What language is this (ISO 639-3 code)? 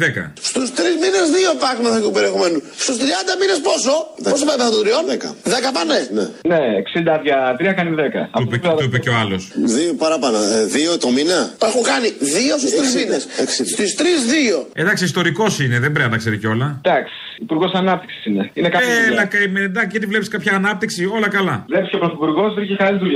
ell